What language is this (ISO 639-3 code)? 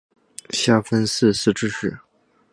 zho